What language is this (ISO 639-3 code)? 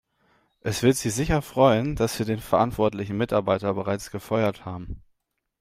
deu